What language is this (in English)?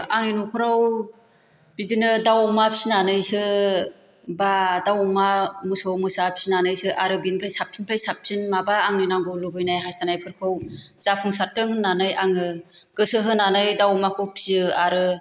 Bodo